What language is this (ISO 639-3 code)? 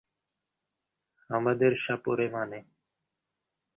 ben